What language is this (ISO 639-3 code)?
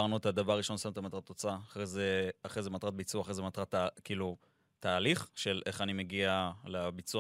heb